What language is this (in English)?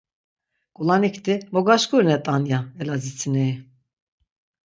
Laz